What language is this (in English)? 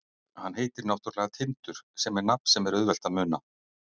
Icelandic